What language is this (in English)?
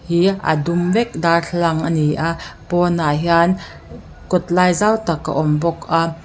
Mizo